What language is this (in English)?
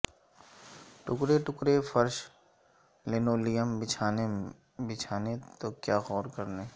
Urdu